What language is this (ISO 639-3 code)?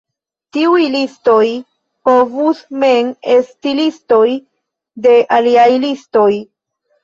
epo